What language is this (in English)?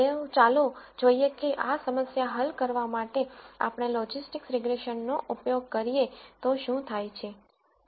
Gujarati